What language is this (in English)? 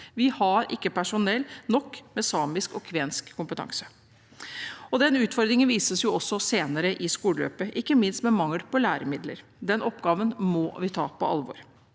Norwegian